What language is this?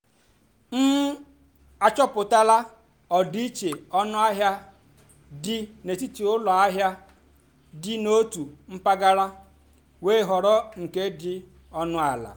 Igbo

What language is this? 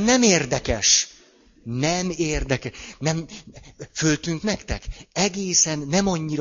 Hungarian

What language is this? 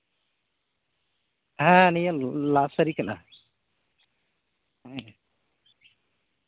Santali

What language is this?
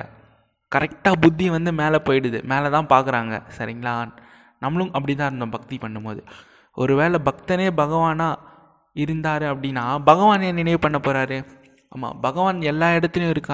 Tamil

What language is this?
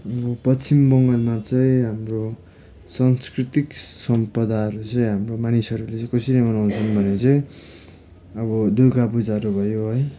Nepali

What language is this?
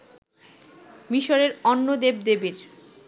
Bangla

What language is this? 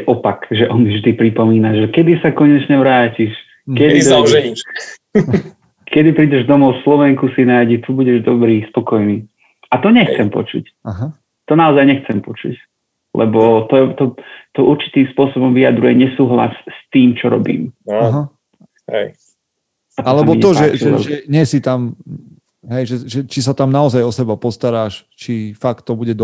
Slovak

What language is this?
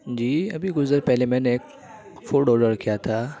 Urdu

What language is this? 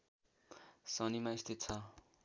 Nepali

